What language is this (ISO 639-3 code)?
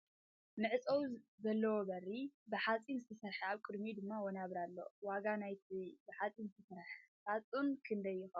tir